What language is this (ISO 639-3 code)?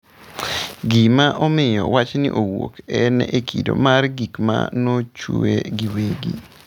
luo